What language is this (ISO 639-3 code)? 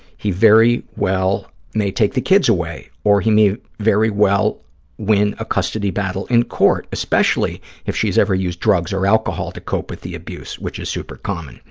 eng